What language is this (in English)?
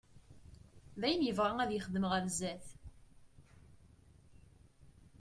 Kabyle